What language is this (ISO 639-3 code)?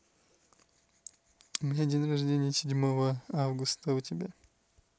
rus